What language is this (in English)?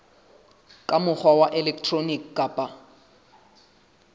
Southern Sotho